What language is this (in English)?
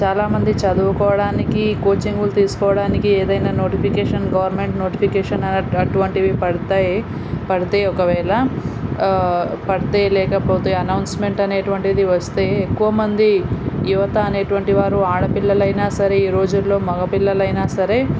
Telugu